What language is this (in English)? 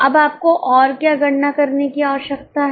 Hindi